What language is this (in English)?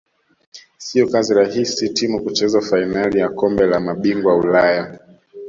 Swahili